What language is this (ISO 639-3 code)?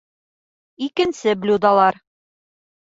bak